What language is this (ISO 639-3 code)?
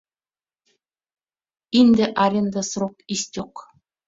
chm